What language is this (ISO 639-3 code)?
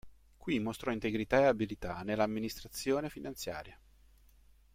ita